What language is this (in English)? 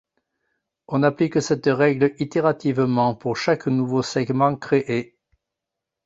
French